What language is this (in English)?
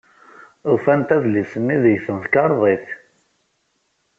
Kabyle